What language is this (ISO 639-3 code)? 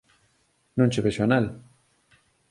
glg